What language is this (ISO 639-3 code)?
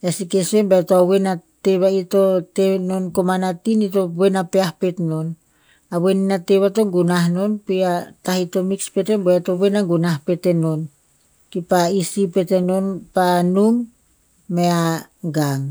tpz